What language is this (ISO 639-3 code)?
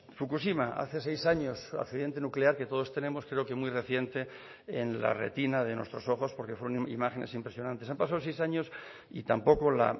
spa